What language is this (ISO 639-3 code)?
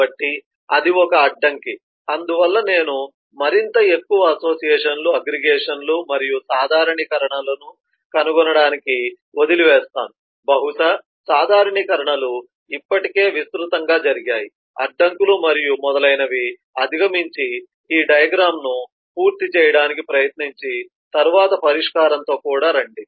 tel